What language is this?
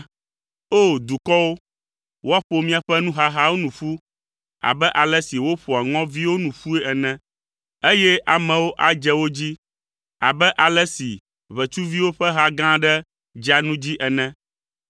Ewe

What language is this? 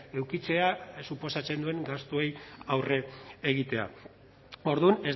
Basque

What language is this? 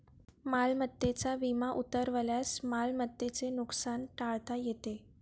Marathi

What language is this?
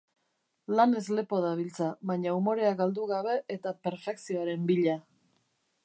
Basque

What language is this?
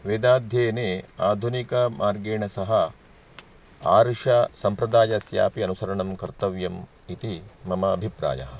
Sanskrit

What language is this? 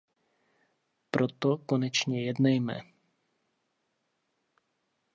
Czech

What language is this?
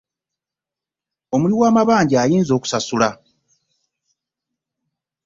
Ganda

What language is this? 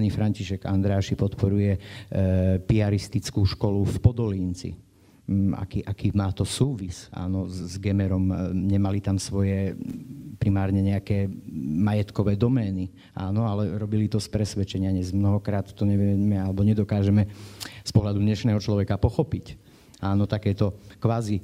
Slovak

